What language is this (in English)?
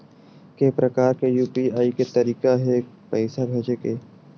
Chhattisgarhi